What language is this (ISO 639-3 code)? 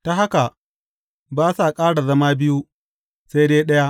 hau